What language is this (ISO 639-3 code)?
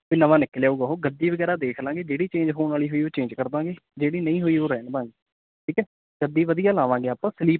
pan